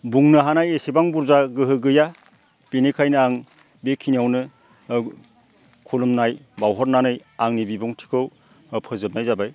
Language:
Bodo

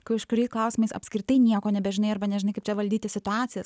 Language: Lithuanian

